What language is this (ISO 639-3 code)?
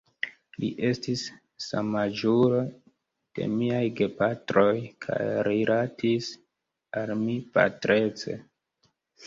epo